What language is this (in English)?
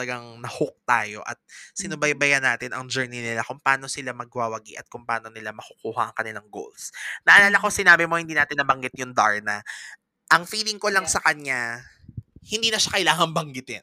Filipino